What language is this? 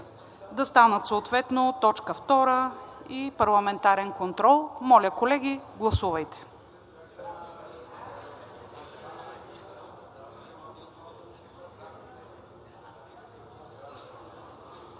Bulgarian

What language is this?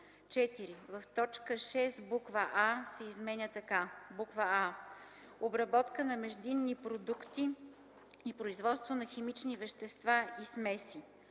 Bulgarian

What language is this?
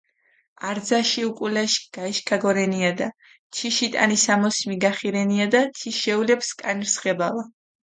Mingrelian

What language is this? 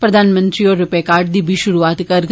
Dogri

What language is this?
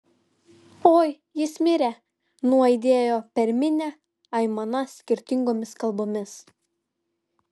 Lithuanian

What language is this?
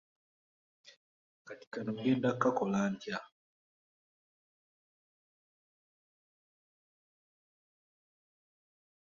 Ganda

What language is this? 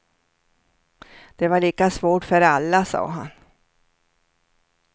Swedish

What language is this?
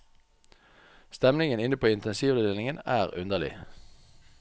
Norwegian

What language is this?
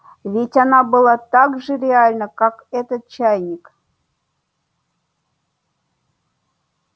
Russian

